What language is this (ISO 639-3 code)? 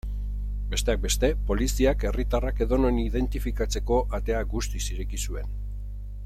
eus